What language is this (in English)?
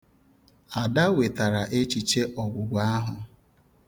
Igbo